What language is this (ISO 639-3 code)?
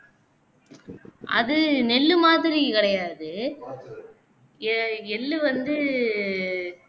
tam